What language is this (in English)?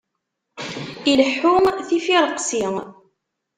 Kabyle